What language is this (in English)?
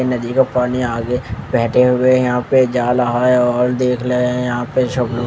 Hindi